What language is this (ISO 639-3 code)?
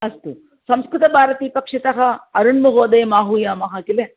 san